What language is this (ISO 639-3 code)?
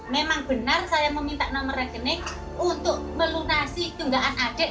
ind